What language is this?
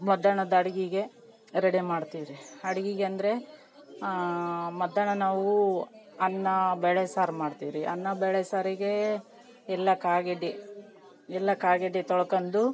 Kannada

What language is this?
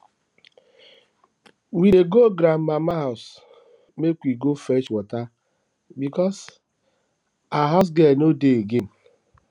Nigerian Pidgin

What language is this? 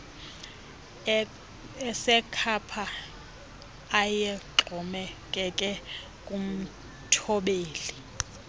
Xhosa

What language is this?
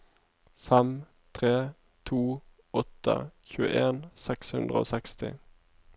Norwegian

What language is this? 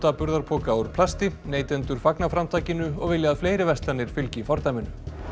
Icelandic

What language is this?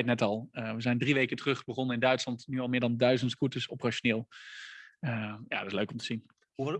Dutch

